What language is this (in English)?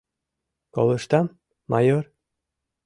Mari